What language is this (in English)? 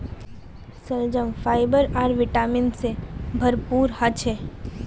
Magahi